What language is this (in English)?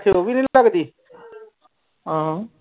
Punjabi